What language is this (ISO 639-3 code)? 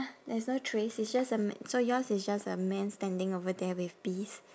eng